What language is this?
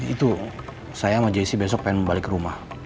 Indonesian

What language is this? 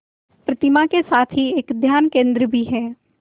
Hindi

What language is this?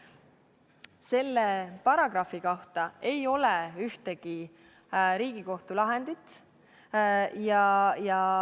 Estonian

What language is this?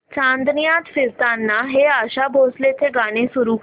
Marathi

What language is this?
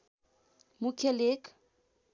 Nepali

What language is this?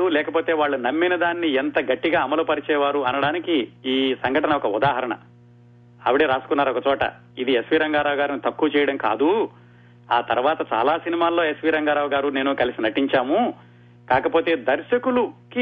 Telugu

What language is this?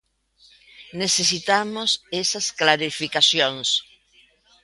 Galician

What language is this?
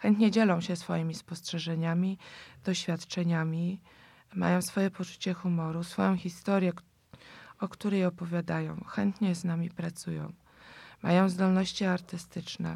Polish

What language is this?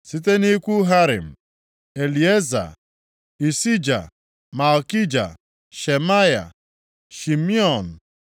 Igbo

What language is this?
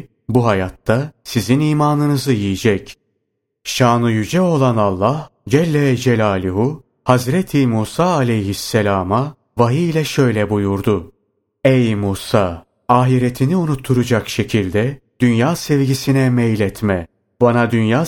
Turkish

